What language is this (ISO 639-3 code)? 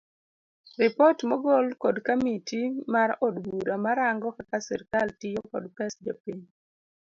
luo